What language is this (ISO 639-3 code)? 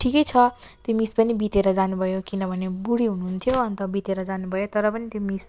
nep